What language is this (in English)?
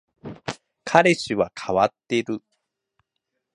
Japanese